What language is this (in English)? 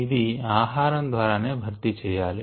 Telugu